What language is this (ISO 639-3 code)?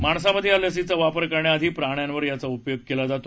mar